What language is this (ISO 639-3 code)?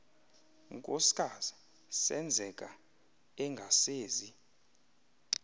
xho